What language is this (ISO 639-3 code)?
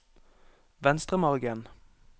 nor